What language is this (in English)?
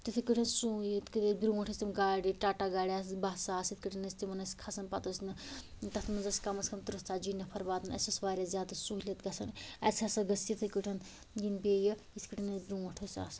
Kashmiri